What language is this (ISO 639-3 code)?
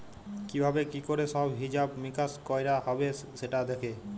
ben